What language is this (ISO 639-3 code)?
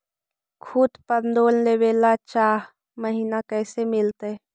mag